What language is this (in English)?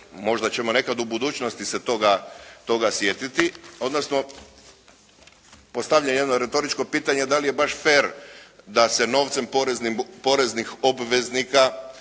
Croatian